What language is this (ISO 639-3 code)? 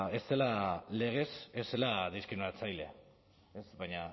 eus